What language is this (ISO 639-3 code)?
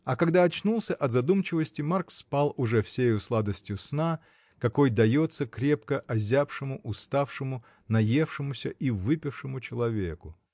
rus